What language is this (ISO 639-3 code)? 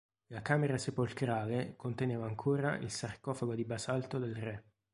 ita